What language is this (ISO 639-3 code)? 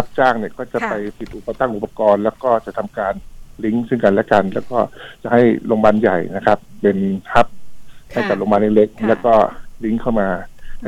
tha